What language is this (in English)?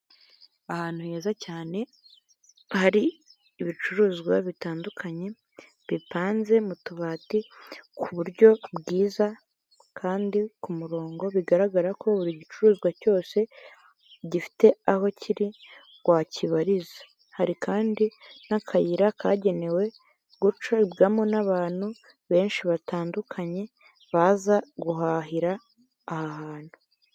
Kinyarwanda